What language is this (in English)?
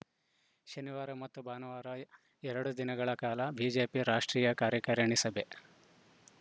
Kannada